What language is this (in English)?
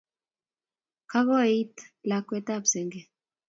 Kalenjin